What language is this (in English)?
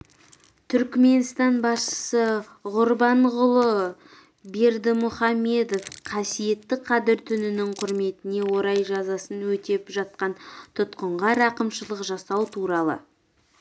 Kazakh